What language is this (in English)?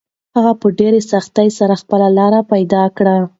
Pashto